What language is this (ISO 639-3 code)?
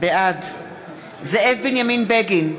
heb